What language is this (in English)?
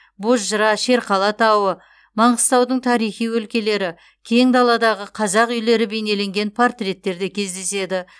Kazakh